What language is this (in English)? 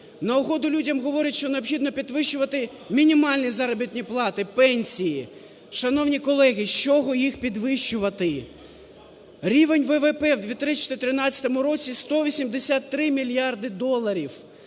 Ukrainian